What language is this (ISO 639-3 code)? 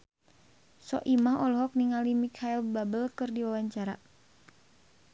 sun